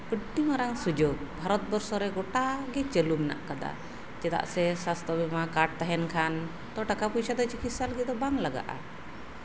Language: Santali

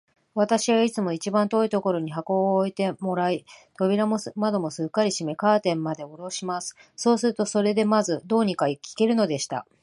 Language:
Japanese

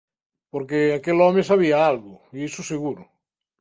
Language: Galician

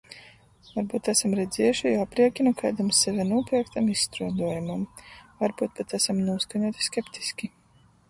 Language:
Latgalian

